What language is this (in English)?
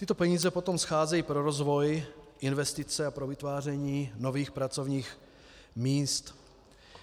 Czech